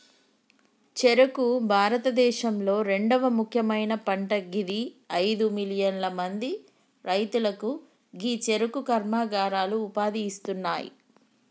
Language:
Telugu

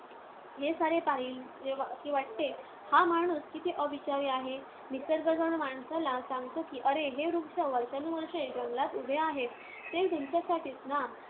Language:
Marathi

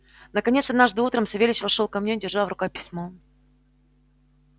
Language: Russian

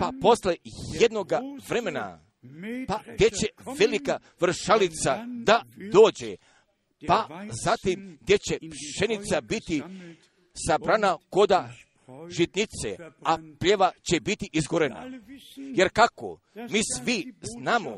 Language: Croatian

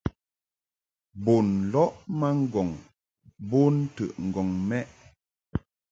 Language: Mungaka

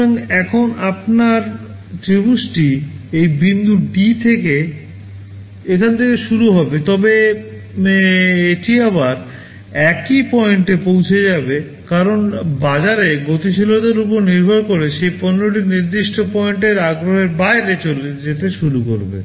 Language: Bangla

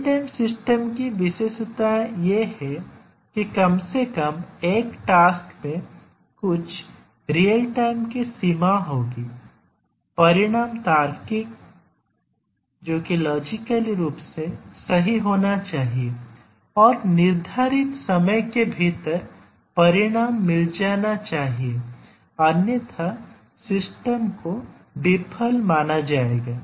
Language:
Hindi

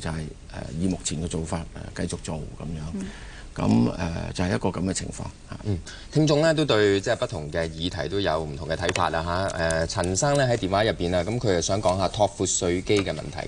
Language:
Chinese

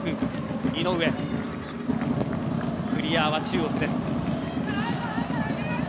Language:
Japanese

